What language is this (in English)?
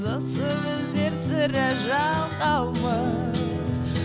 Kazakh